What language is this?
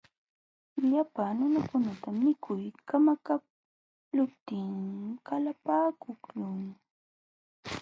Jauja Wanca Quechua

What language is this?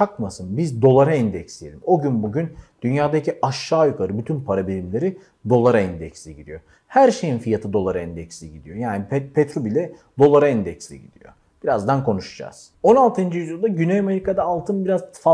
Turkish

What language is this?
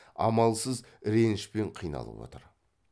Kazakh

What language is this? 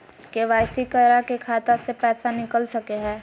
Magahi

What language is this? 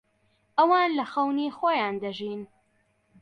Central Kurdish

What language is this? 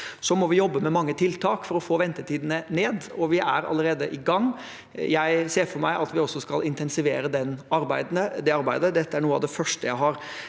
Norwegian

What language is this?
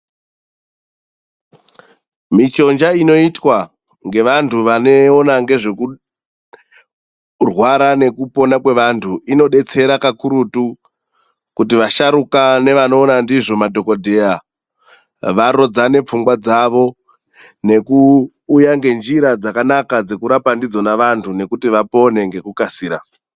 Ndau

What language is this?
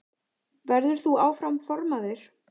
Icelandic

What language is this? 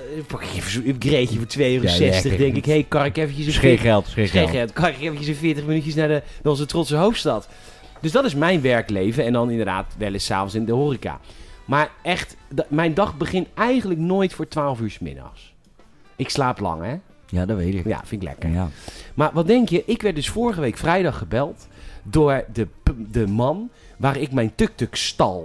Dutch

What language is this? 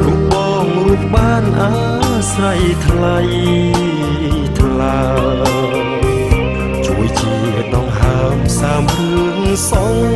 Thai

